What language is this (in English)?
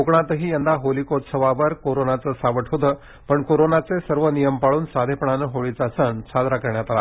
Marathi